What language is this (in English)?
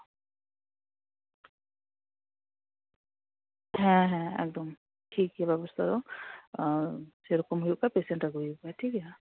Santali